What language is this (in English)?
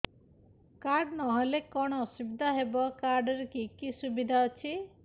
Odia